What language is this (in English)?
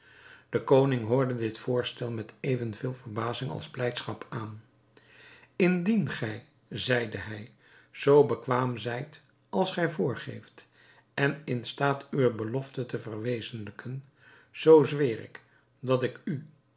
Dutch